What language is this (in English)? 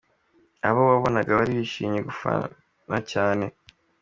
Kinyarwanda